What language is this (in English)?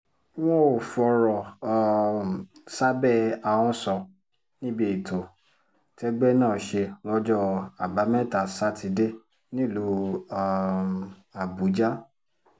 Yoruba